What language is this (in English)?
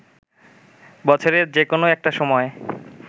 Bangla